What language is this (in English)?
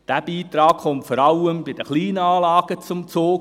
Swiss German